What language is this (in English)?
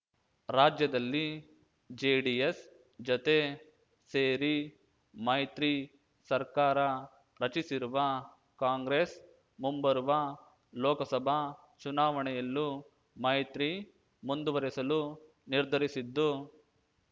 Kannada